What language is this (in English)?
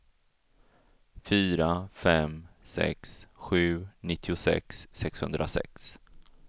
Swedish